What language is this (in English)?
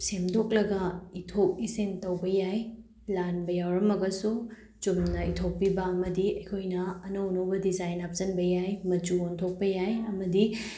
Manipuri